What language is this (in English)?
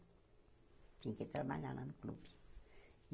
Portuguese